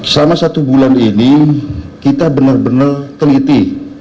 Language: Indonesian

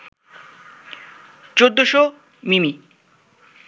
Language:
Bangla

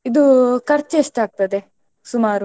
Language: Kannada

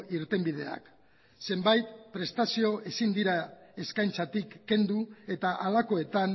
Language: Basque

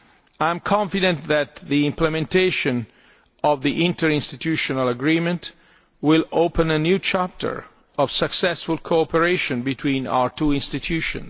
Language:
English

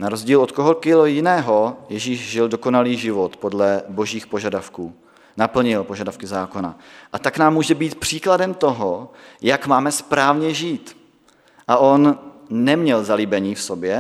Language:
Czech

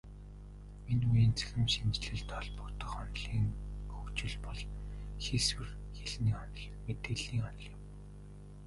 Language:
Mongolian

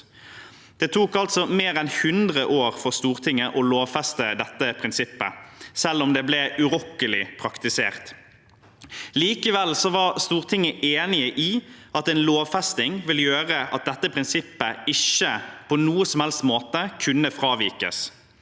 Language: Norwegian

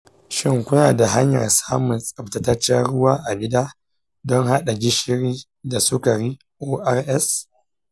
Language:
Hausa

